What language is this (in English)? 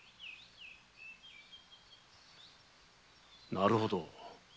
Japanese